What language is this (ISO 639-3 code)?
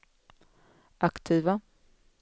swe